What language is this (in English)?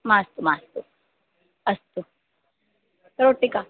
Sanskrit